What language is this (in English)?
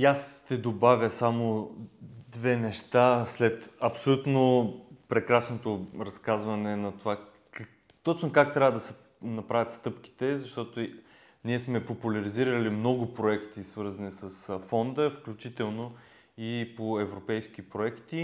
Bulgarian